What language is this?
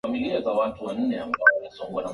Swahili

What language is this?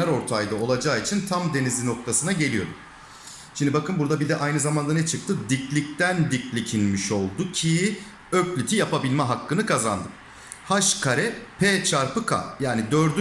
Turkish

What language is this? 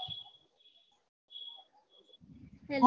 Gujarati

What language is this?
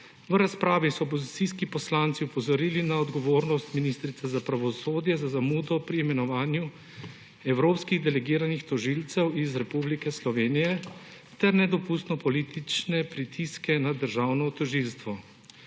Slovenian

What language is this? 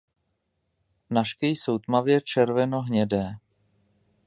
Czech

